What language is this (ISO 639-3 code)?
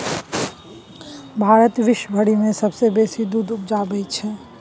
mai